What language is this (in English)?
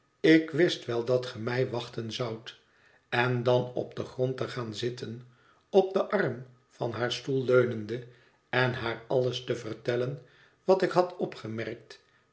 Dutch